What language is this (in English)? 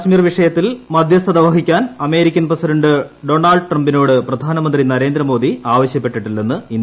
Malayalam